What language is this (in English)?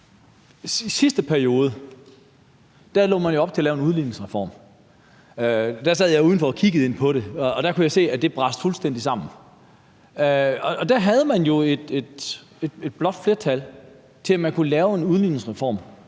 Danish